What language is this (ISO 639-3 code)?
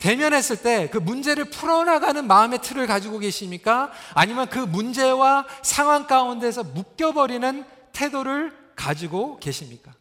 kor